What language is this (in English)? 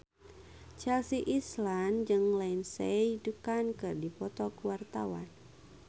Sundanese